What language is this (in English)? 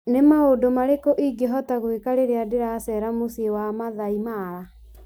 Kikuyu